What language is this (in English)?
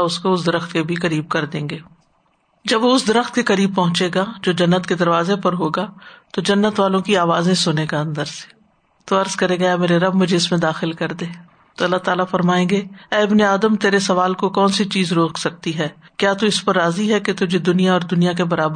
Urdu